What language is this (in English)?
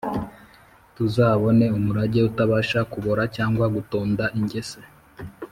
Kinyarwanda